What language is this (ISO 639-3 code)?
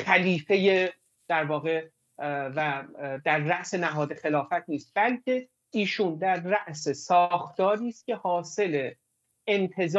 fas